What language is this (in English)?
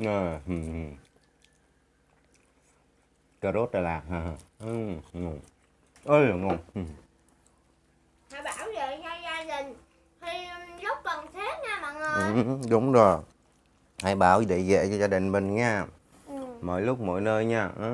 Vietnamese